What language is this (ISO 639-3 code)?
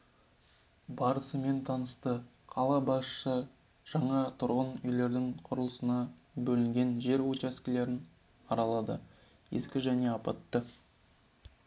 kaz